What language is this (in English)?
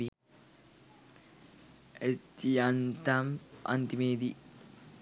Sinhala